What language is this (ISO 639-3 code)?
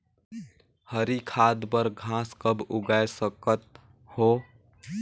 hne